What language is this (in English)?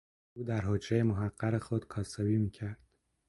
Persian